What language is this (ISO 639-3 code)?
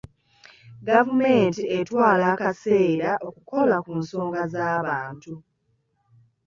lug